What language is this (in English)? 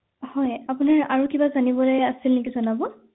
Assamese